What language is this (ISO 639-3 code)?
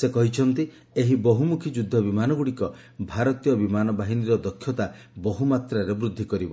ori